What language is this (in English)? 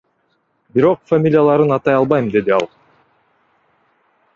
Kyrgyz